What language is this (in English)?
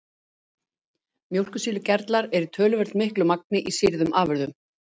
Icelandic